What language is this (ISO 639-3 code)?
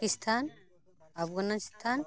sat